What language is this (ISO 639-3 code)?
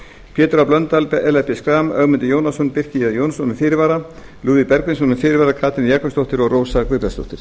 isl